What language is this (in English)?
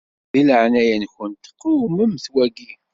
Kabyle